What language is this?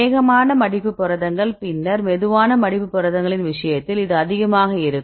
Tamil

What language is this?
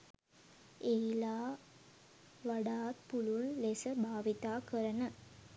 Sinhala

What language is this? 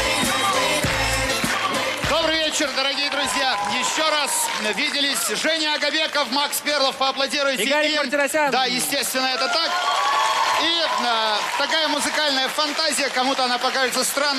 Russian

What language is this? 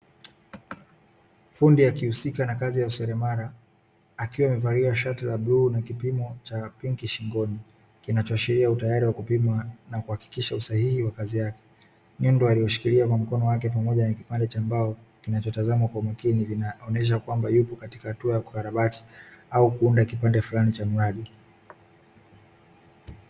Swahili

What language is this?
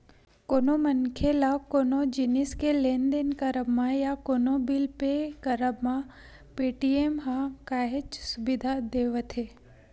Chhattisgarhi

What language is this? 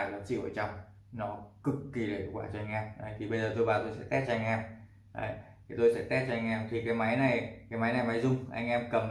Vietnamese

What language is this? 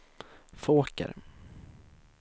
Swedish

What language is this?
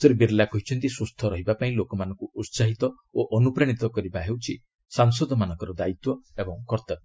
Odia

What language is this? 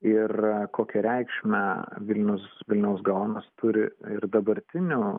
Lithuanian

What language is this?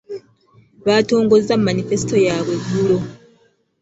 Ganda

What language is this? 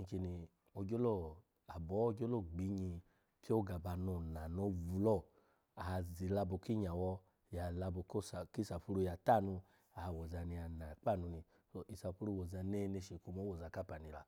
Alago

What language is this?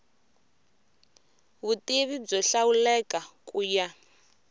Tsonga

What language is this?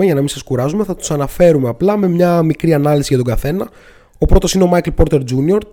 Greek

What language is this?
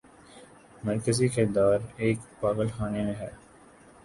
Urdu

